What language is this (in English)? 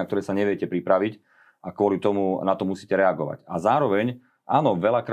Slovak